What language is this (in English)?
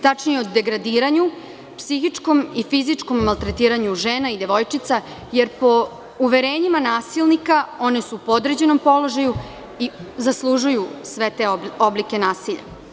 Serbian